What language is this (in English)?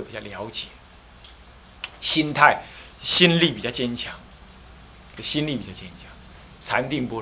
Chinese